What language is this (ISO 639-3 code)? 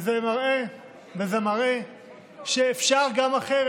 heb